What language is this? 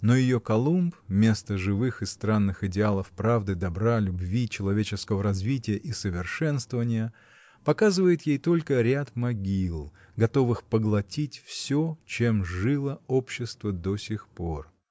Russian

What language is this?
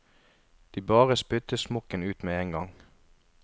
Norwegian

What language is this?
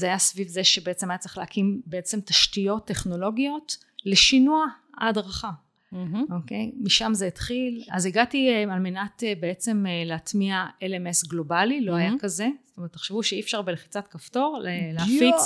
Hebrew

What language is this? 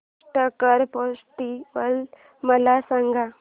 Marathi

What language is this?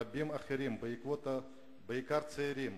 Hebrew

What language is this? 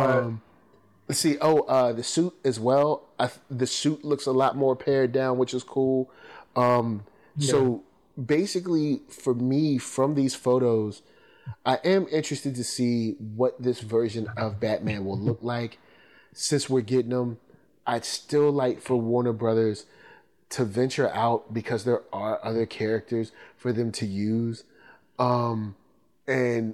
English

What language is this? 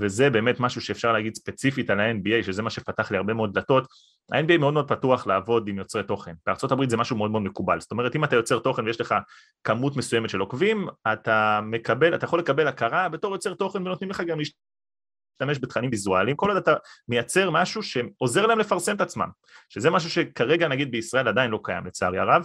Hebrew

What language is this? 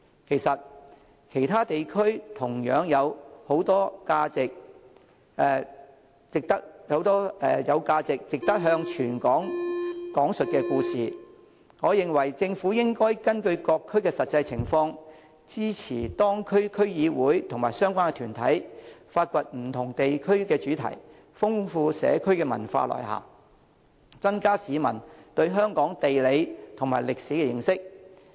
Cantonese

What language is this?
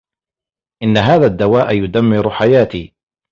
Arabic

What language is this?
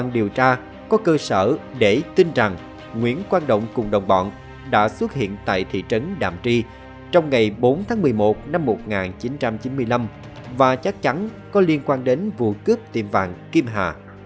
Vietnamese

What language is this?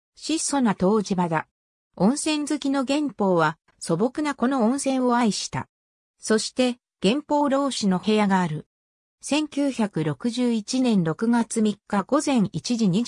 Japanese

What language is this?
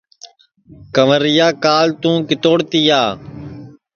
Sansi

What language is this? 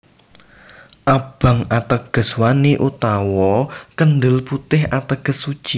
Javanese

